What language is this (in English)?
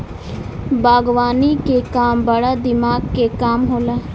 Bhojpuri